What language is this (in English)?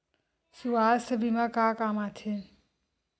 Chhattisgarhi